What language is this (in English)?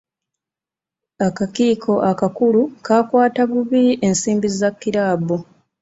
Ganda